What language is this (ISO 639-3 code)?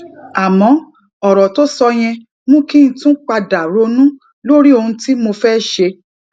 yor